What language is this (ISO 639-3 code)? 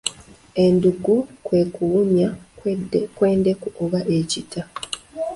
lug